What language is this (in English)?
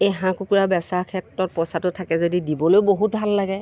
Assamese